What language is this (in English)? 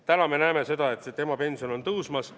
Estonian